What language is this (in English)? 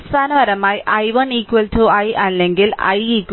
Malayalam